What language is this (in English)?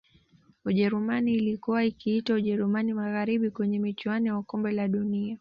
Swahili